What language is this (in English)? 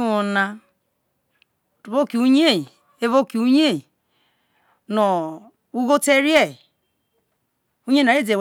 Isoko